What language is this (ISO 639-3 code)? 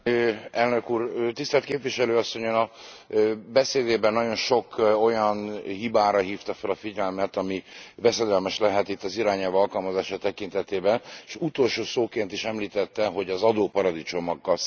hun